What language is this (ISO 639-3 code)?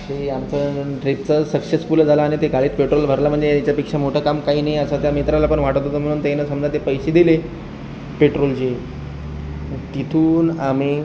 mar